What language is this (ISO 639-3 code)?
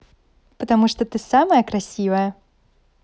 rus